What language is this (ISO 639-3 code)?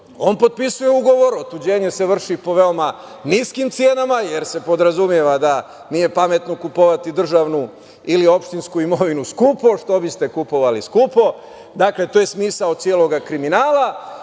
srp